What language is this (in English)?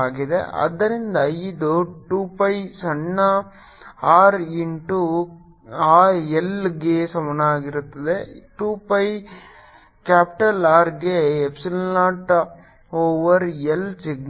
Kannada